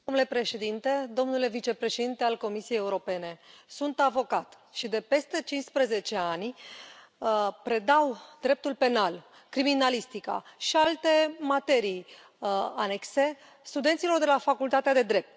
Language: Romanian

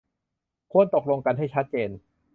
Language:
Thai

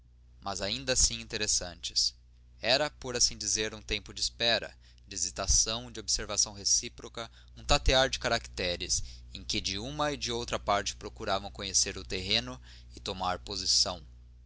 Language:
Portuguese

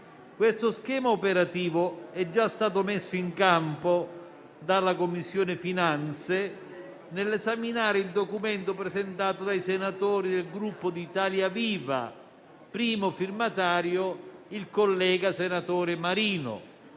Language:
Italian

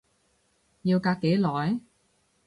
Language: Cantonese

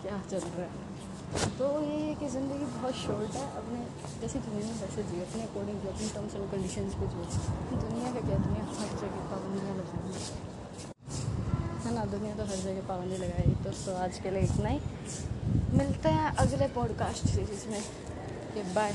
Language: Hindi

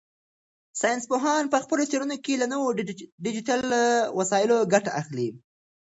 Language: Pashto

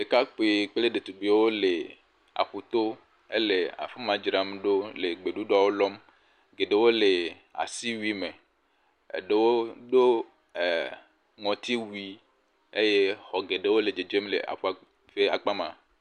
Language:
Ewe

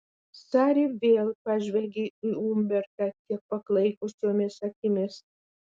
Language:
Lithuanian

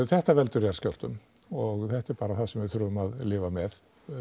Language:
Icelandic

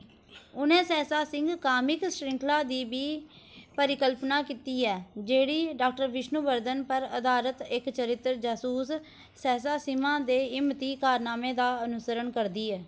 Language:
Dogri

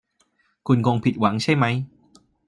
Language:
Thai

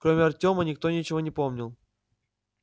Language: Russian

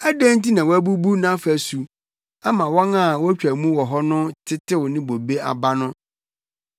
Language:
Akan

